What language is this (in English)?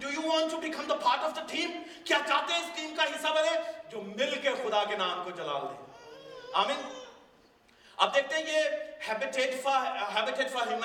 Urdu